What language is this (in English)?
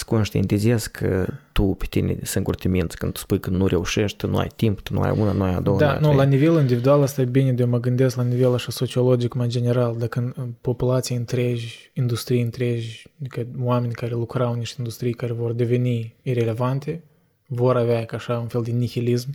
Romanian